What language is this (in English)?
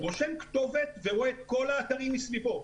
Hebrew